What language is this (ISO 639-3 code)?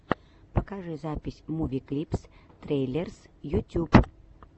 rus